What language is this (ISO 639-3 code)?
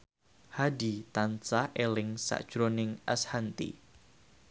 jav